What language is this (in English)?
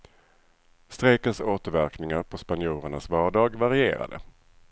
Swedish